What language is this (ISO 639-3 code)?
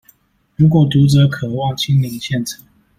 zho